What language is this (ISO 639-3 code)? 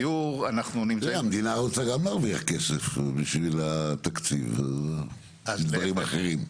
heb